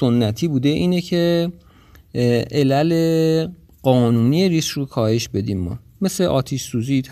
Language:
Persian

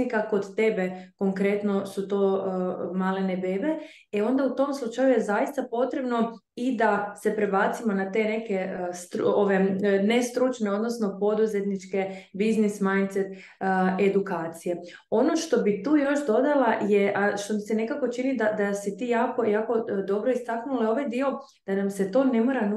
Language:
Croatian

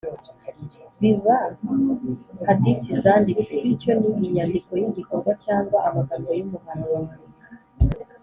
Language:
Kinyarwanda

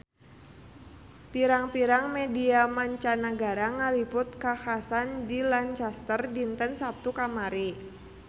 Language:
Sundanese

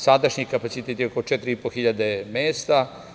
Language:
Serbian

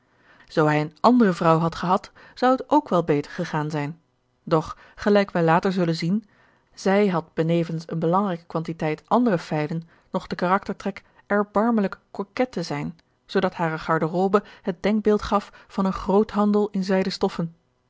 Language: Dutch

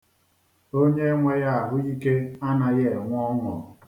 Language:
Igbo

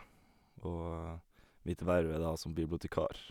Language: Norwegian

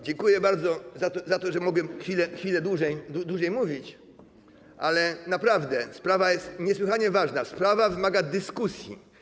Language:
Polish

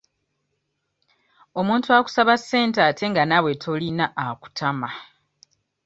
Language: Ganda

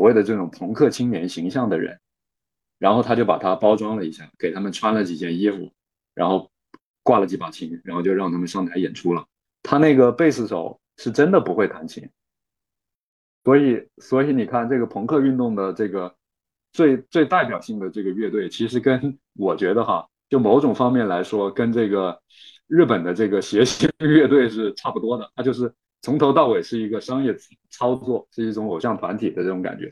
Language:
Chinese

